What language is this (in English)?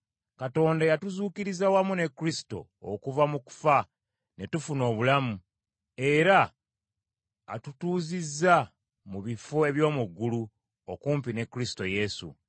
Ganda